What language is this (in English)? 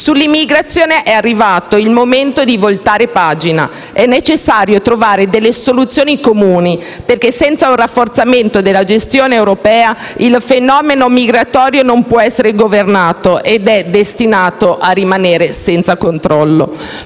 Italian